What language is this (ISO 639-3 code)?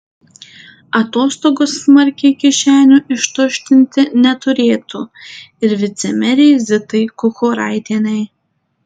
lit